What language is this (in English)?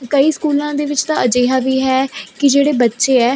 Punjabi